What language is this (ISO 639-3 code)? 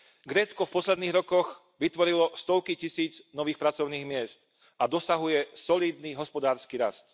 slk